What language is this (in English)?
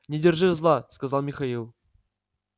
Russian